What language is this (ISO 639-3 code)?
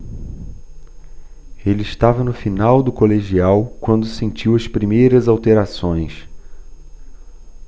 por